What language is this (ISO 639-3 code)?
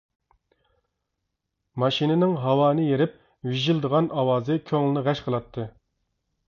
uig